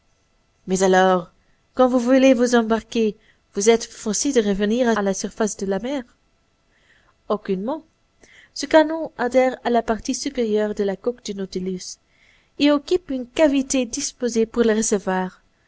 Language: French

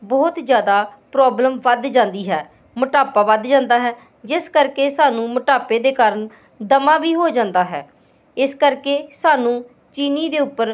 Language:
Punjabi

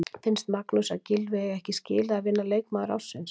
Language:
Icelandic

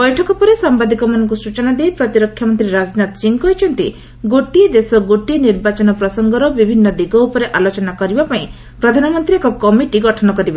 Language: Odia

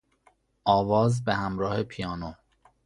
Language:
Persian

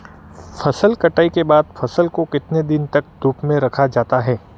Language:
Hindi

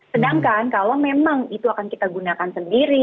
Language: Indonesian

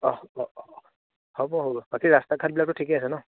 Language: Assamese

